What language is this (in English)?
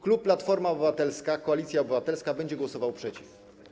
Polish